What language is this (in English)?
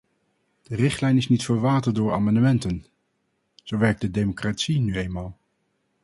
Dutch